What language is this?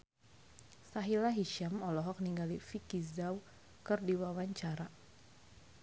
Sundanese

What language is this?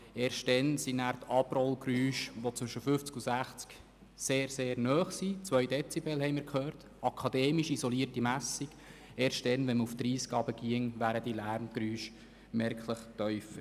Swiss German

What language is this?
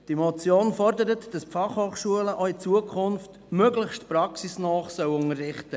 Swiss German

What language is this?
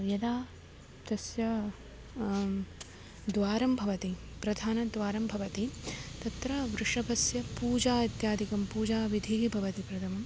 Sanskrit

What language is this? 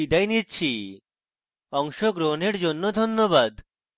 Bangla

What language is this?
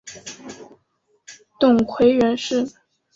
Chinese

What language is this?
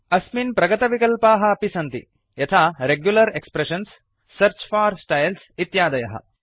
Sanskrit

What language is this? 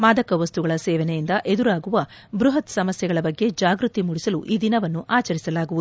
Kannada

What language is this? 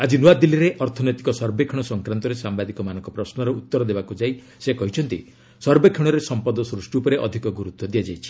Odia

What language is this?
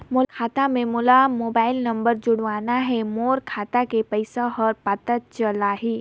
Chhattisgarhi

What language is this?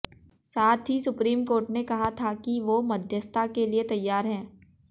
Hindi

